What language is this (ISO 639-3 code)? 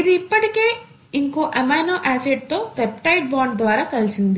tel